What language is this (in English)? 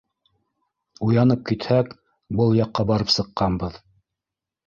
Bashkir